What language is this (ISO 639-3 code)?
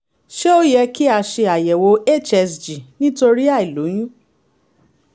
yor